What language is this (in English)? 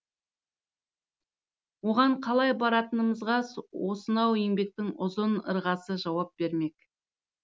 Kazakh